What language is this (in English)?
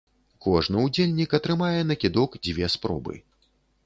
Belarusian